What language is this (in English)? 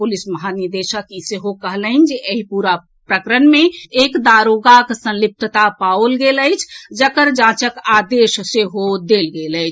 Maithili